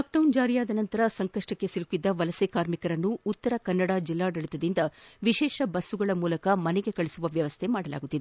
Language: Kannada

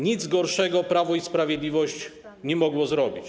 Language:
Polish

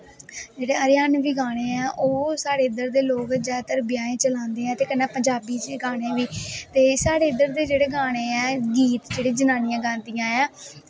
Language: Dogri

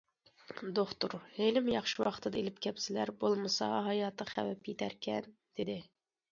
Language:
Uyghur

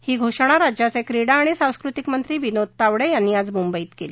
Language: Marathi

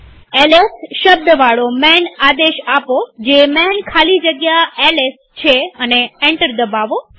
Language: Gujarati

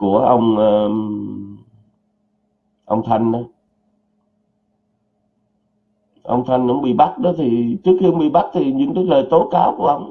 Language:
Vietnamese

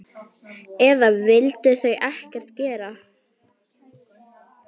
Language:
Icelandic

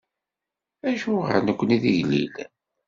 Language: Kabyle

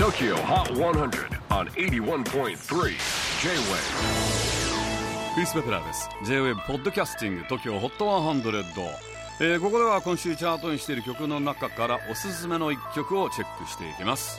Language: Japanese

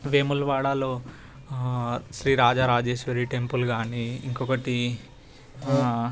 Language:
Telugu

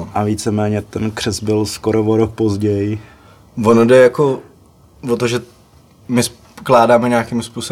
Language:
Czech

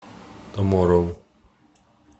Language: Russian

